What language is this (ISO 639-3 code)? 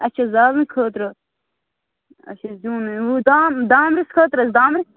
kas